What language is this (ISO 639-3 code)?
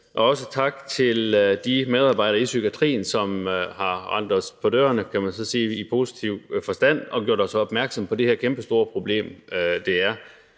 dan